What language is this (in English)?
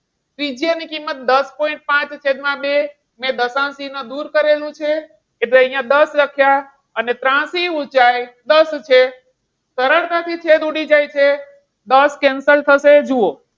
Gujarati